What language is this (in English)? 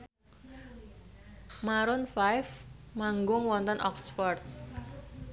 Javanese